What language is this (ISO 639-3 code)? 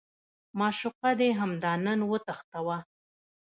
pus